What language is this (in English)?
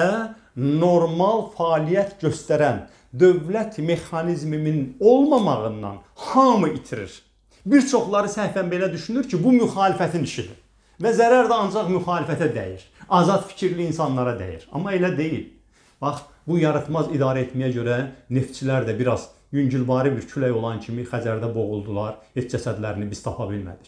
Turkish